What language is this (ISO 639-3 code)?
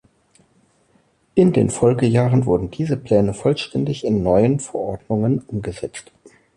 deu